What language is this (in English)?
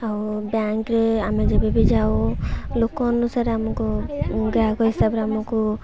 Odia